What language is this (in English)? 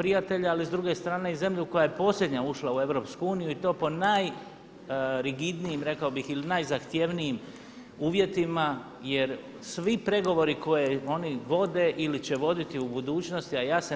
Croatian